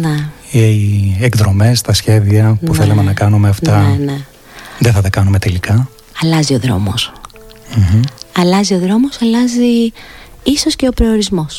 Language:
Greek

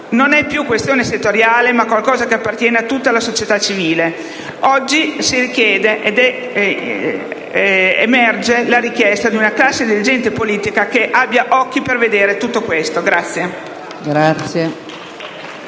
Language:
Italian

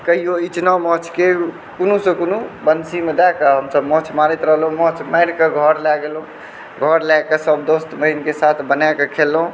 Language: Maithili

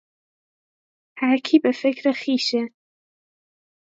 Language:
Persian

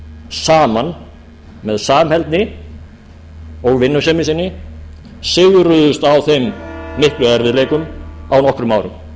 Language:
Icelandic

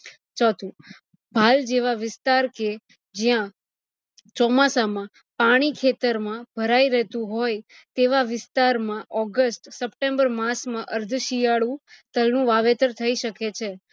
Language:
Gujarati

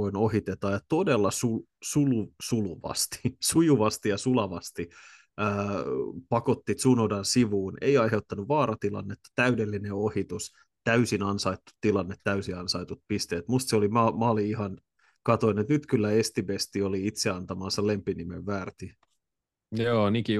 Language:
Finnish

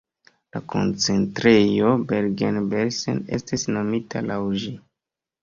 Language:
Esperanto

